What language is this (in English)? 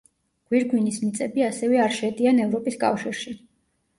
Georgian